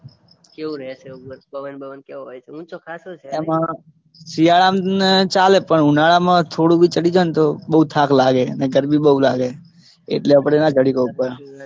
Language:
Gujarati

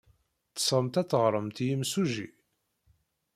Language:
Kabyle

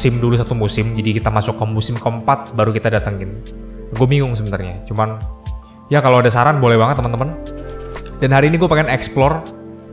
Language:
Indonesian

